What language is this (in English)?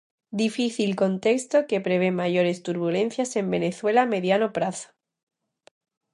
Galician